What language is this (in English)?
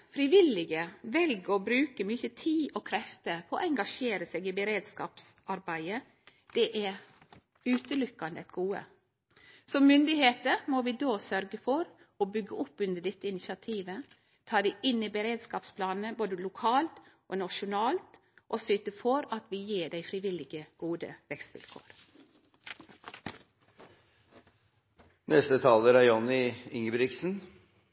Norwegian